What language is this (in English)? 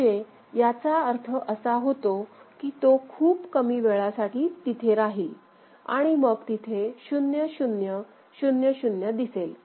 Marathi